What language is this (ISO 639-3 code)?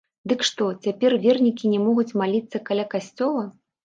bel